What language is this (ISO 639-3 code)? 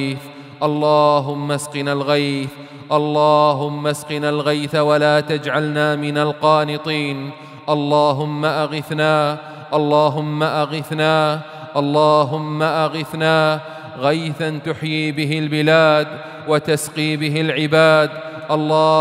ara